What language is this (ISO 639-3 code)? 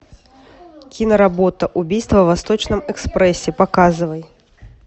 rus